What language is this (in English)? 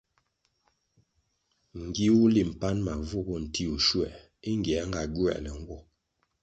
Kwasio